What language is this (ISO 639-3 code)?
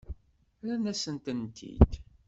kab